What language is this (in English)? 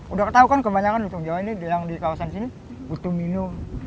Indonesian